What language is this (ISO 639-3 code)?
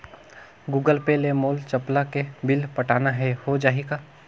hne